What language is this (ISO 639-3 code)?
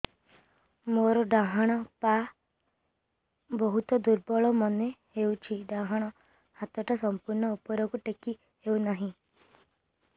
ori